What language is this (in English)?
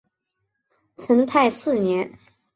Chinese